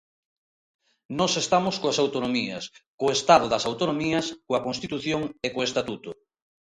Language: Galician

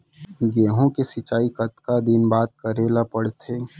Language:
Chhattisgarhi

